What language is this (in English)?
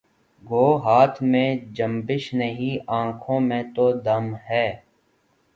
Urdu